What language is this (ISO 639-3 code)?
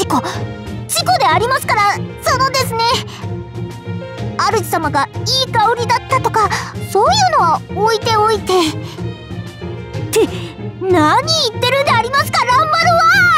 jpn